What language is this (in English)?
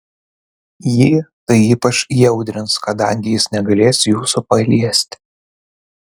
Lithuanian